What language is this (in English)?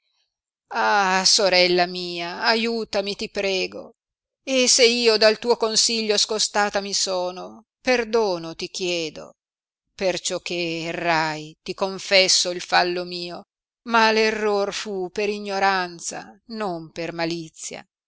Italian